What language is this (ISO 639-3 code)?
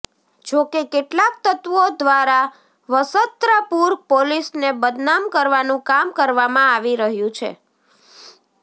guj